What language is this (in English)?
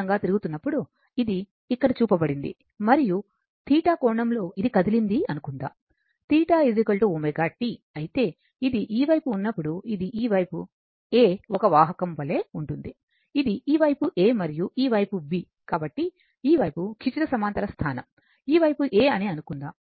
Telugu